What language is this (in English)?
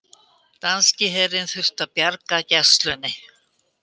Icelandic